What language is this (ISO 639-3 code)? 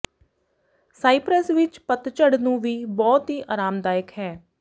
pan